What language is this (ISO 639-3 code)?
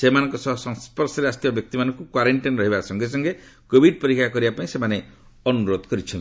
ori